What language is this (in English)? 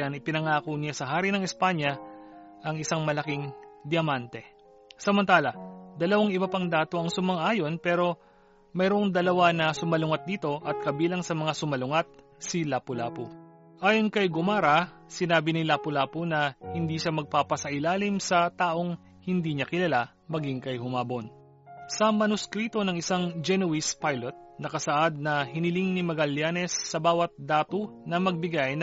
Filipino